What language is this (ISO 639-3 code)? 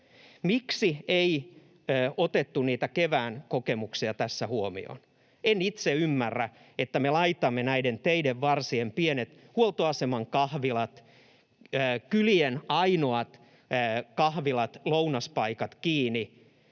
fin